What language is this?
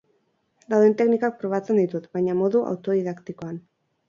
Basque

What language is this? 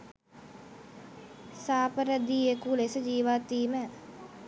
Sinhala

